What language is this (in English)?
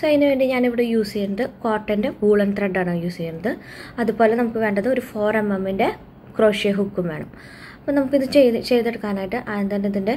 Malayalam